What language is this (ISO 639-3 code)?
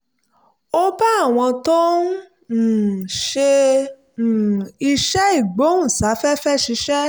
yor